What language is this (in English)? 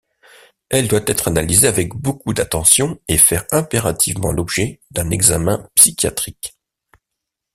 French